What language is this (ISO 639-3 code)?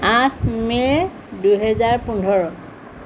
asm